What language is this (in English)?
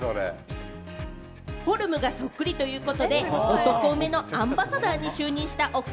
Japanese